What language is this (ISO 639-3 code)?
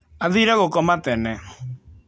kik